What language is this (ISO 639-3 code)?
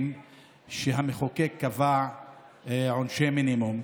heb